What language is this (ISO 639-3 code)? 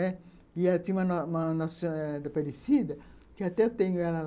por